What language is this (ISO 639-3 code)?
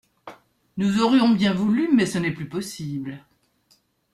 fra